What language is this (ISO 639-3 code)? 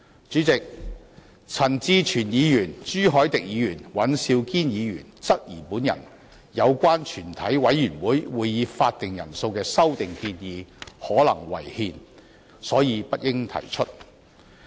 yue